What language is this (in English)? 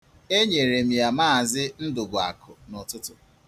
Igbo